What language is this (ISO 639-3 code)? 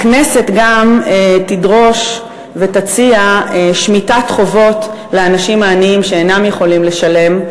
heb